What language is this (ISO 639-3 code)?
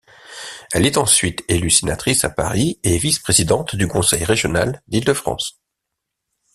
fra